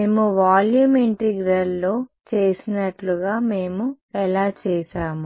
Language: Telugu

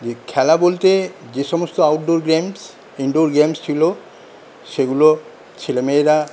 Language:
Bangla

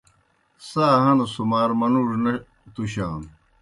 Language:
Kohistani Shina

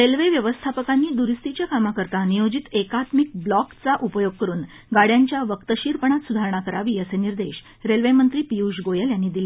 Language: Marathi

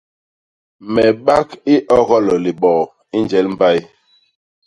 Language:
Basaa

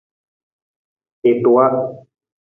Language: Nawdm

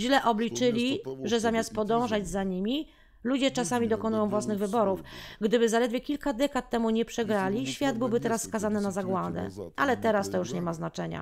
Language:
Polish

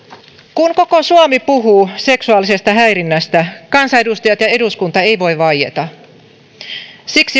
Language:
Finnish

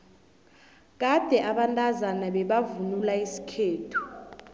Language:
South Ndebele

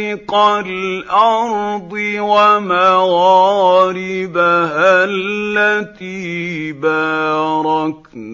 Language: Arabic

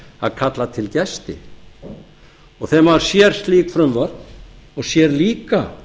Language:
Icelandic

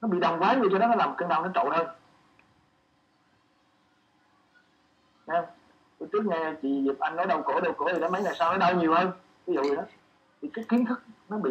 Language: Vietnamese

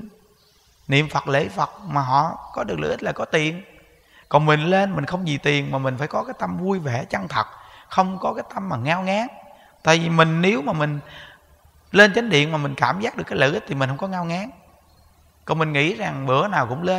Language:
Vietnamese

